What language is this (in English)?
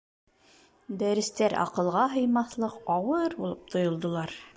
Bashkir